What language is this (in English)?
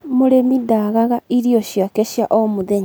Kikuyu